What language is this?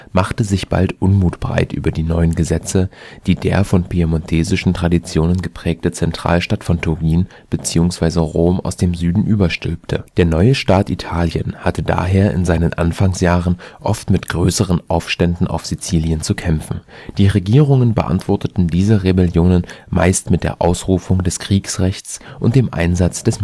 German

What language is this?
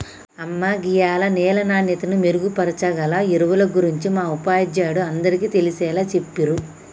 Telugu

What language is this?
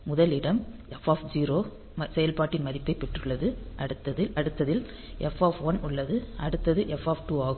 Tamil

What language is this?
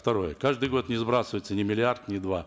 Kazakh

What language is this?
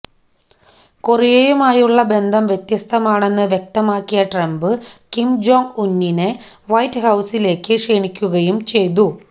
Malayalam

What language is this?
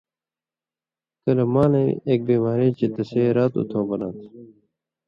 Indus Kohistani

